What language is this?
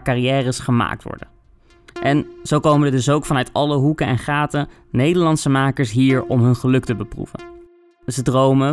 Dutch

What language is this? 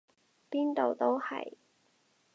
Cantonese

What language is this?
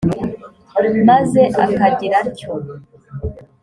Kinyarwanda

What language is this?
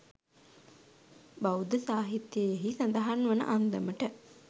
Sinhala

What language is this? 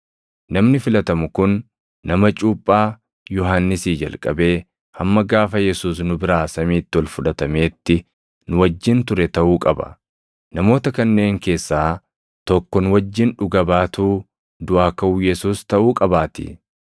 Oromo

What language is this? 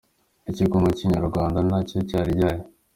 Kinyarwanda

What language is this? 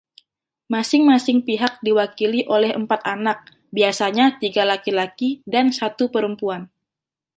Indonesian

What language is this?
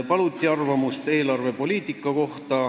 Estonian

